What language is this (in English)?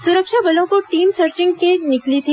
Hindi